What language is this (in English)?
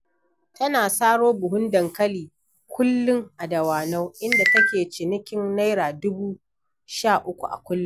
Hausa